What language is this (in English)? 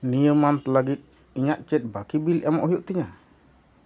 Santali